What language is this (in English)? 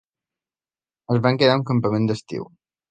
Catalan